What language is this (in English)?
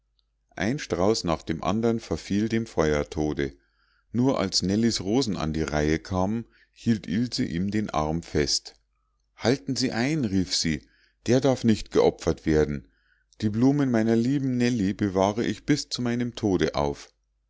German